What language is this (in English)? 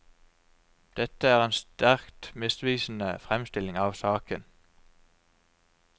Norwegian